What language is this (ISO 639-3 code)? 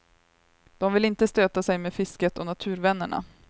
swe